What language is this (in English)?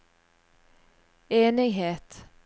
Norwegian